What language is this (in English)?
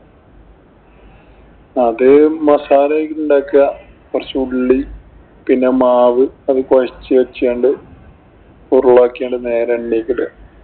Malayalam